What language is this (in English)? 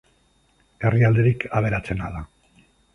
Basque